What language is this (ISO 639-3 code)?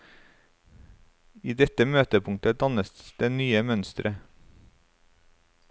nor